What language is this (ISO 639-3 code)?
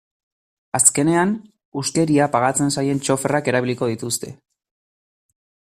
eus